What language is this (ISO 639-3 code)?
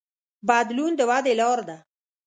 pus